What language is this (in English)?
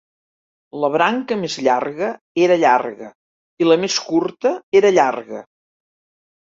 Catalan